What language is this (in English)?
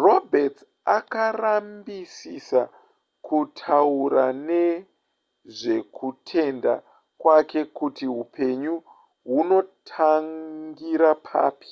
Shona